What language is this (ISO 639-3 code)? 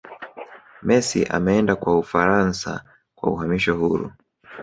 swa